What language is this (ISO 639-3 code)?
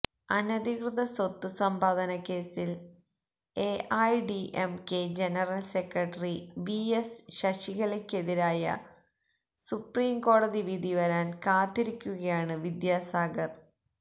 mal